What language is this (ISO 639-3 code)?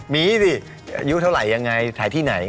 tha